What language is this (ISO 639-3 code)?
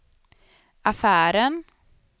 swe